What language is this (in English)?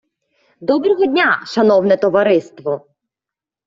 Ukrainian